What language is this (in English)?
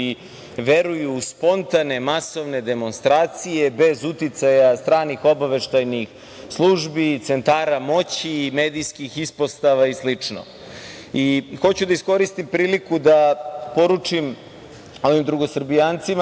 Serbian